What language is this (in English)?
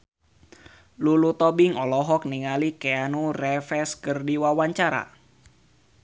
Sundanese